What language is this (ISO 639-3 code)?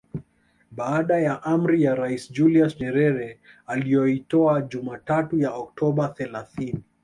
swa